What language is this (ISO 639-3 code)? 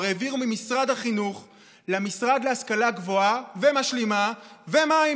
heb